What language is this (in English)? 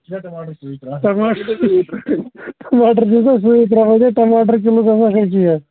Kashmiri